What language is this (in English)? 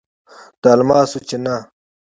Pashto